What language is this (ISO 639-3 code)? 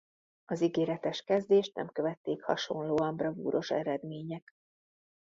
hun